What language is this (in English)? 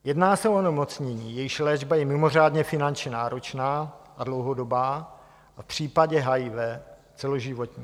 Czech